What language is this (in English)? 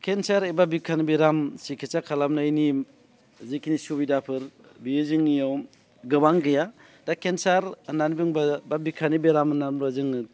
Bodo